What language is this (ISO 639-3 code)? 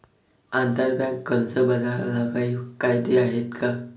mar